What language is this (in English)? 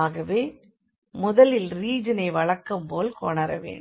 Tamil